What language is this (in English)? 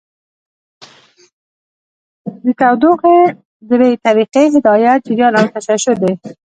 Pashto